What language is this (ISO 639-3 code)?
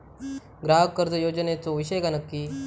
mar